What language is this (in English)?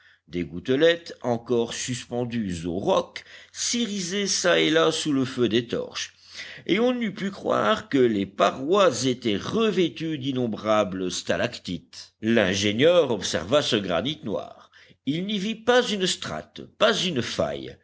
French